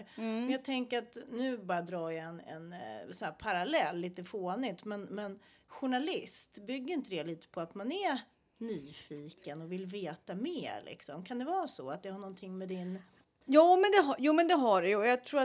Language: Swedish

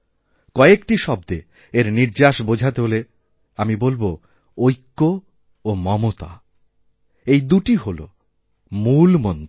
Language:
Bangla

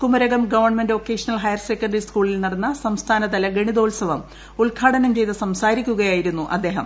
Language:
Malayalam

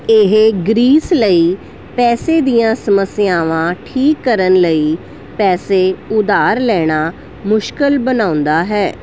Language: Punjabi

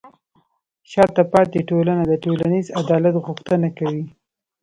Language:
Pashto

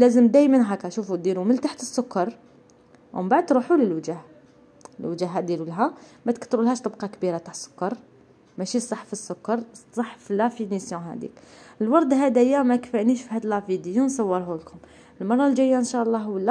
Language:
Arabic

